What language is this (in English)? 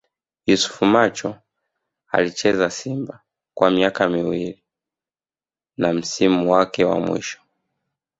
Swahili